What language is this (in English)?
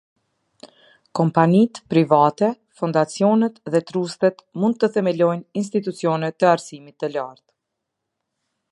Albanian